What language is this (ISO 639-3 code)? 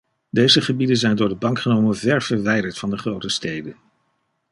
nld